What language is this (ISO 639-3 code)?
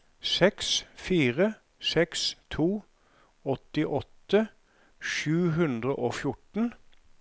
nor